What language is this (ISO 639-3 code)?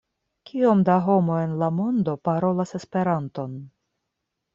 epo